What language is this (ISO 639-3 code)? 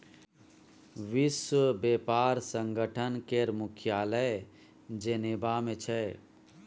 mai